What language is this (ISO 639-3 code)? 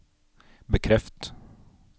nor